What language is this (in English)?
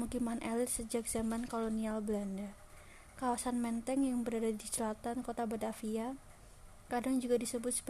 Indonesian